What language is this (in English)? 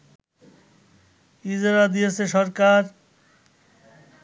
Bangla